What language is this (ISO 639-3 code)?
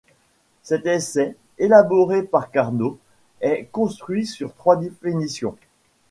fra